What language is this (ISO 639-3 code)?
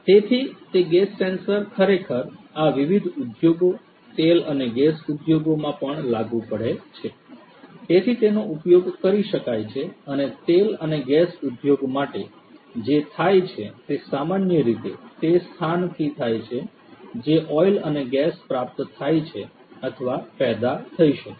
guj